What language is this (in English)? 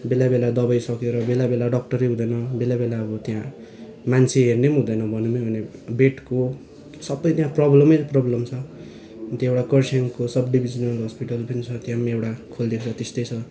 Nepali